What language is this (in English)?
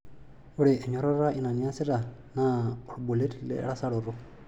Masai